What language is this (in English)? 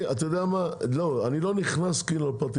Hebrew